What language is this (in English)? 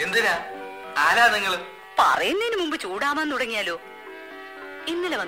Malayalam